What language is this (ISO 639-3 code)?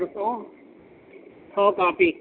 urd